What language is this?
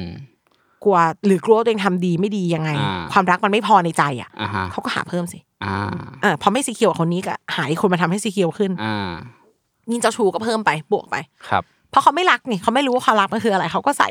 Thai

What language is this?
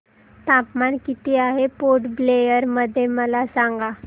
Marathi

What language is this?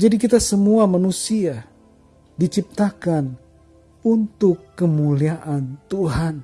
Indonesian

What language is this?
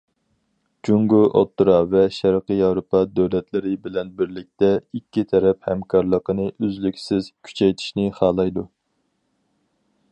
Uyghur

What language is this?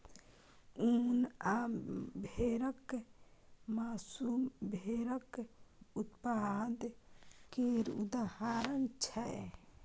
Maithili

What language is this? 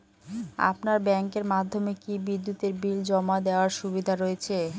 Bangla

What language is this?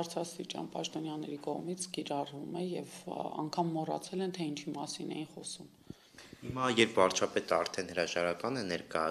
Romanian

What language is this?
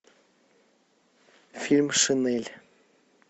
Russian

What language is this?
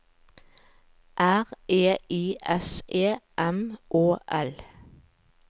Norwegian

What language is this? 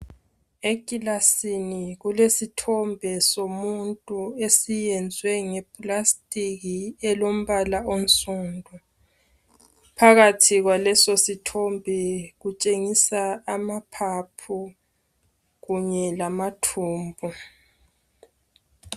North Ndebele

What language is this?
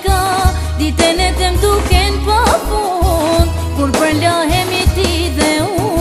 Bulgarian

